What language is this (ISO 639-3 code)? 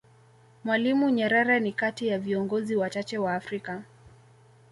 swa